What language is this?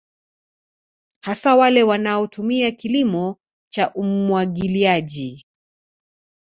Swahili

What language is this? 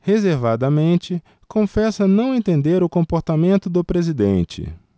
Portuguese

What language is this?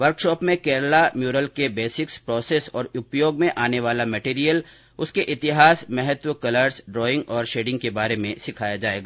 Hindi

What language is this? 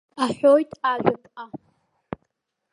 Abkhazian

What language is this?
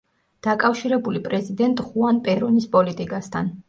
Georgian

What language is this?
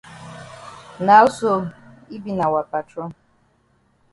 Cameroon Pidgin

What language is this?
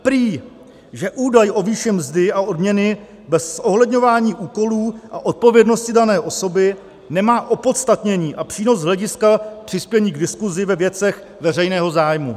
Czech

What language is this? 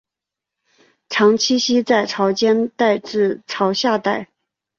Chinese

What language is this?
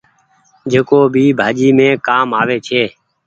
Goaria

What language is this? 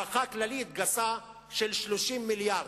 Hebrew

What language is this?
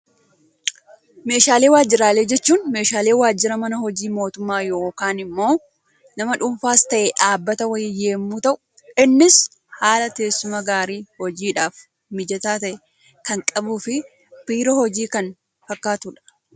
Oromo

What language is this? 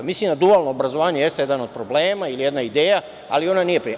Serbian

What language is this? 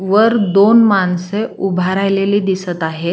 Marathi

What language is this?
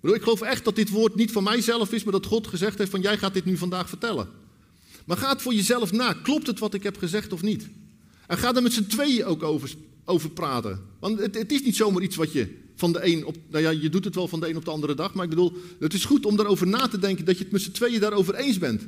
Dutch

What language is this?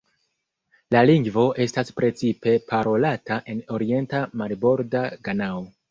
Esperanto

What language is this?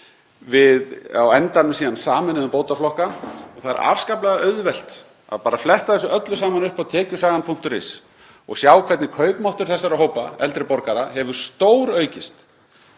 Icelandic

